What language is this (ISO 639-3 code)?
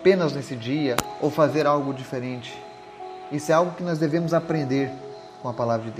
por